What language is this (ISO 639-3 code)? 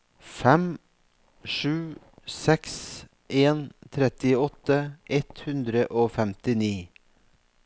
nor